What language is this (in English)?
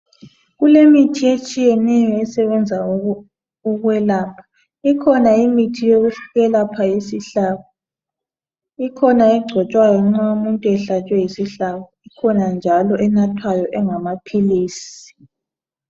North Ndebele